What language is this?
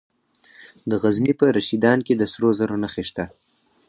Pashto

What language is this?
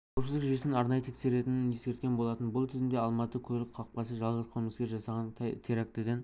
Kazakh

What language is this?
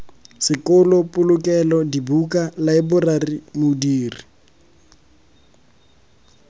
Tswana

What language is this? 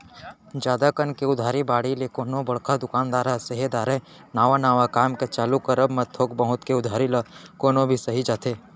Chhattisgarhi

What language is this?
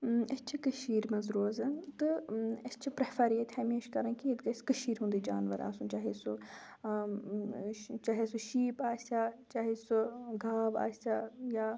Kashmiri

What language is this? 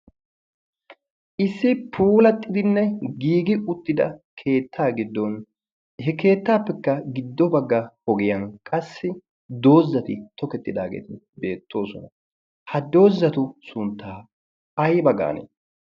Wolaytta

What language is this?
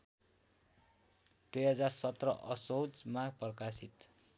Nepali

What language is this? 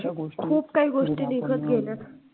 Marathi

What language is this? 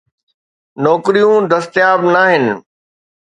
Sindhi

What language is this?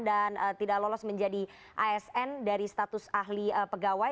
Indonesian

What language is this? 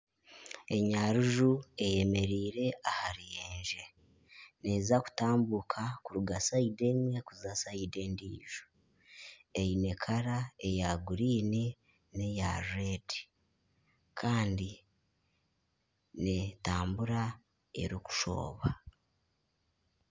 Nyankole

